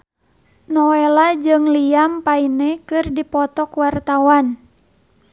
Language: Sundanese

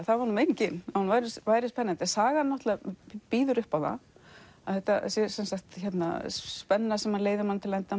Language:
Icelandic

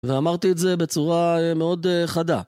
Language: Hebrew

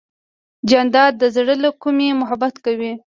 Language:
Pashto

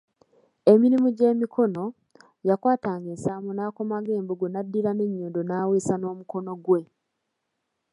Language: Ganda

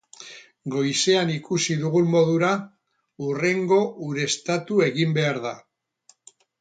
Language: Basque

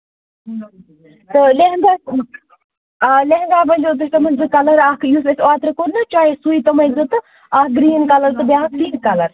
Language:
Kashmiri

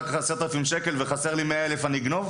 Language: Hebrew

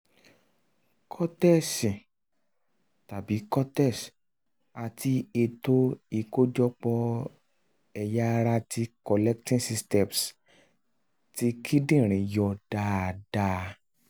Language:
Yoruba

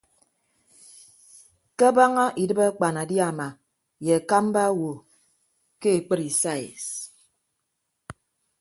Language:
Ibibio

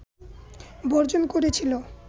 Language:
Bangla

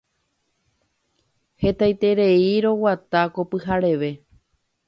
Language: Guarani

